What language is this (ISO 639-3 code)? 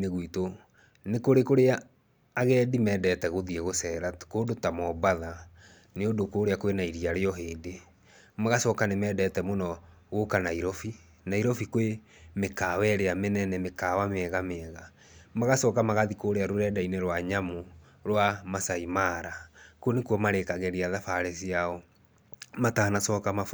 kik